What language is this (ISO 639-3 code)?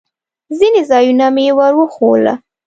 pus